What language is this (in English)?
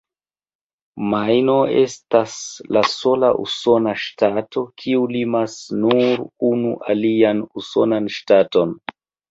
Esperanto